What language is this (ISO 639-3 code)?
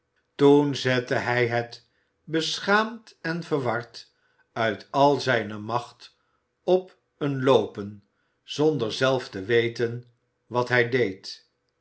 nld